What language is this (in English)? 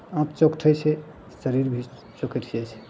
Maithili